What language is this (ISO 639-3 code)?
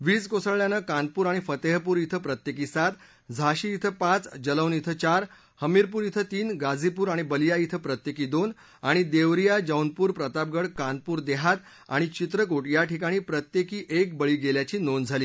mar